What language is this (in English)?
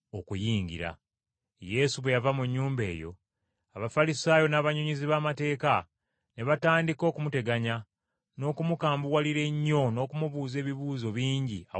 Ganda